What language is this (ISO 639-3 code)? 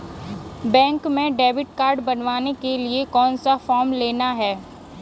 hin